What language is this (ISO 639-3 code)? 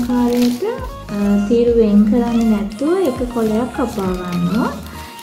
tur